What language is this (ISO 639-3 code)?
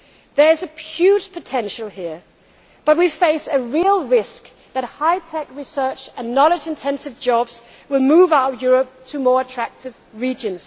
eng